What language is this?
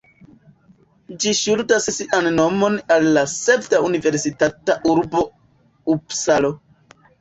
Esperanto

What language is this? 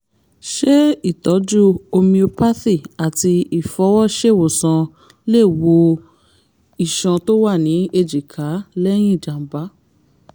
Yoruba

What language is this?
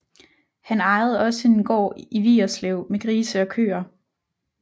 Danish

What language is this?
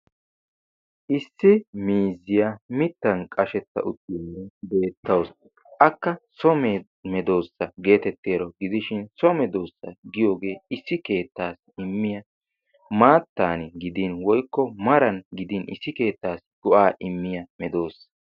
Wolaytta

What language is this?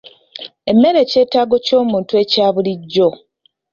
Ganda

